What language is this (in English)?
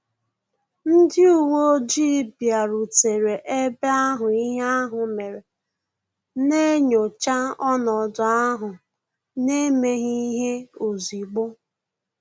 Igbo